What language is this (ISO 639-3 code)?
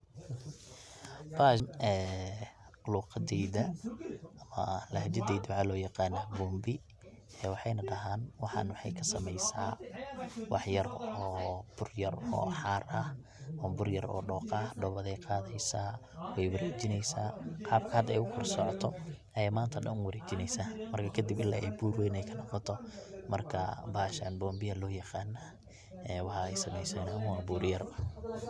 som